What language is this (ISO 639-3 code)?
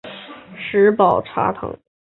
zho